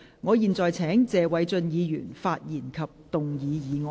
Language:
Cantonese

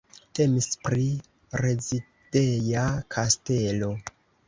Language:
Esperanto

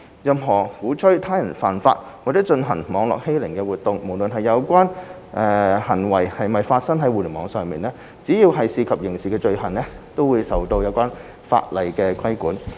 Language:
Cantonese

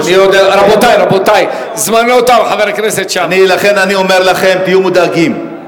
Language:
Hebrew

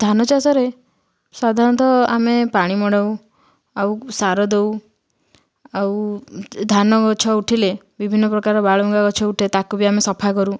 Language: Odia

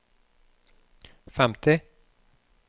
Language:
Norwegian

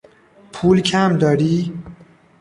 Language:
Persian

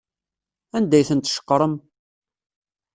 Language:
Kabyle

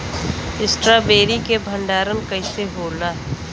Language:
Bhojpuri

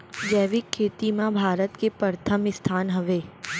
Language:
Chhattisgarhi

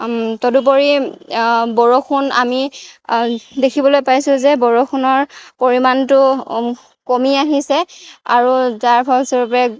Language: Assamese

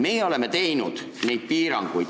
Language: Estonian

